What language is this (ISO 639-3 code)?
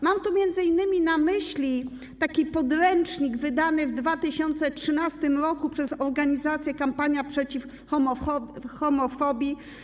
pol